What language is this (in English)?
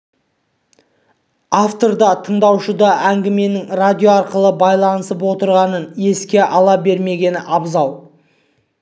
Kazakh